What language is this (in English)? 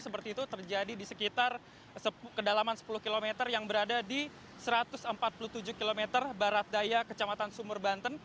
Indonesian